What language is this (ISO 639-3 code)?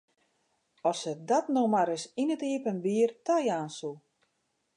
fry